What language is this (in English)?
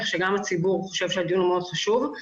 Hebrew